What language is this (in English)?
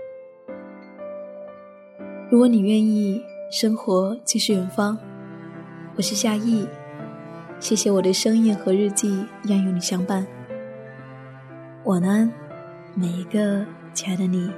Chinese